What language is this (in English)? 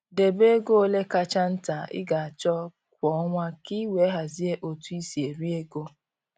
Igbo